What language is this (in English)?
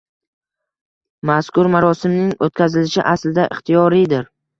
Uzbek